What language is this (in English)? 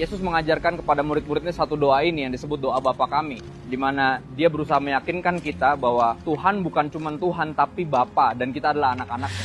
Indonesian